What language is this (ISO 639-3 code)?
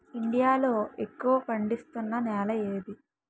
tel